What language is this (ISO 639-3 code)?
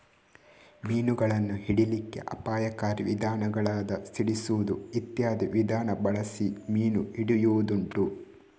kan